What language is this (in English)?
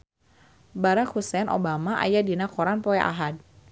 Sundanese